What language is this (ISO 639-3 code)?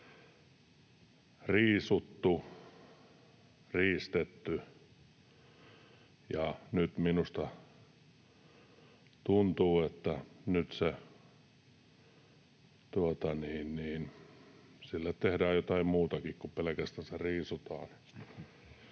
fin